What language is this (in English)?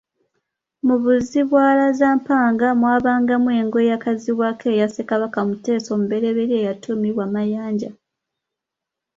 Ganda